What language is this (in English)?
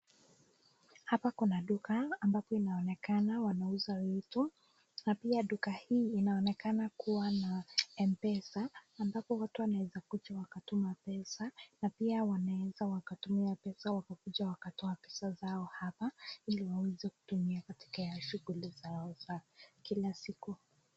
Swahili